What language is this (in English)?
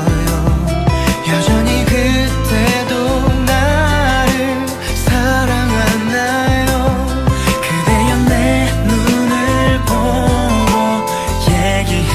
Korean